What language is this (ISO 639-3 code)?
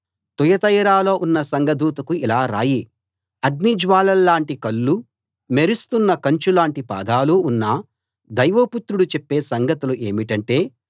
tel